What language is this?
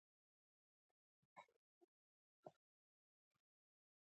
Pashto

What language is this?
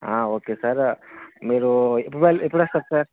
Telugu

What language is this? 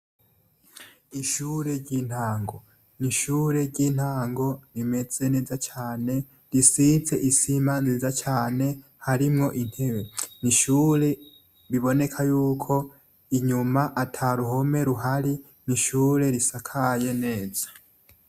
Rundi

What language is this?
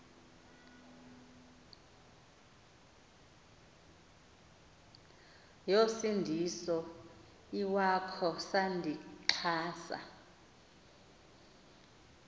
Xhosa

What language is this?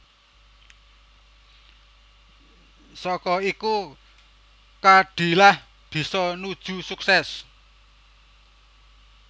Javanese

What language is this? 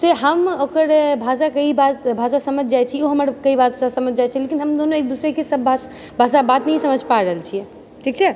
Maithili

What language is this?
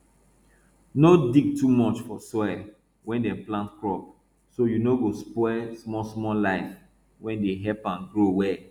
Nigerian Pidgin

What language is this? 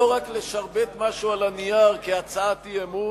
Hebrew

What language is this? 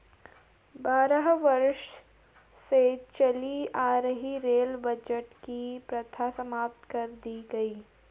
Hindi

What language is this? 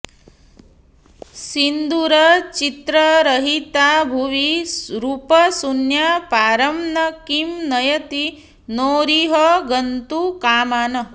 Sanskrit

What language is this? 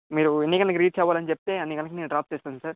Telugu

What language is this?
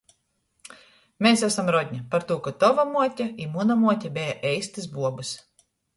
Latgalian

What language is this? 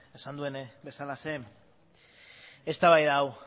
Basque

